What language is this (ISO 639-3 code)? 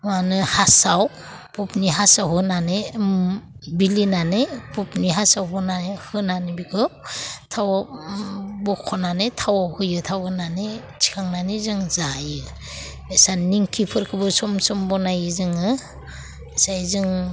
brx